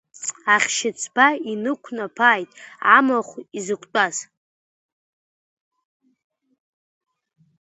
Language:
Abkhazian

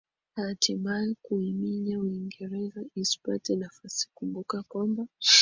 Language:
Swahili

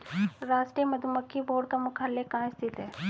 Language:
Hindi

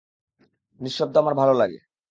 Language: Bangla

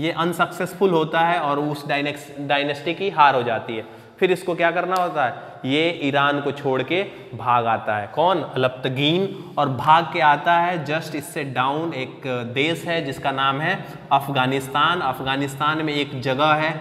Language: Hindi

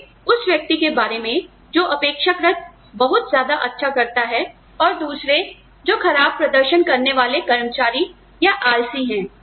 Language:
Hindi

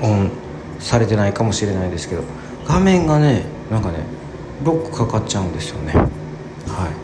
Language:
Japanese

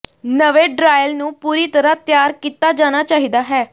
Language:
Punjabi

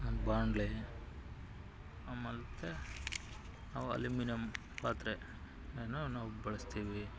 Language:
Kannada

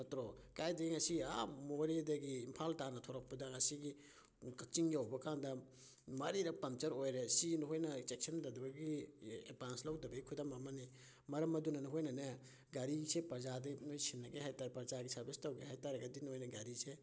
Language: Manipuri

